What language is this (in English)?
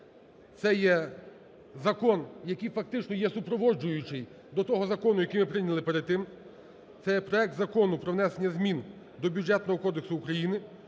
Ukrainian